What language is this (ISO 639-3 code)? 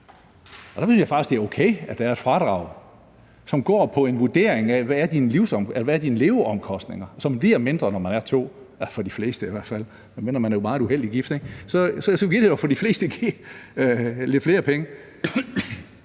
dan